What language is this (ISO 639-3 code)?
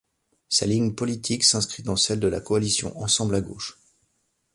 fra